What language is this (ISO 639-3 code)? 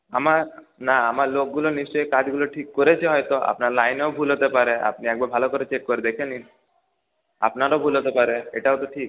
ben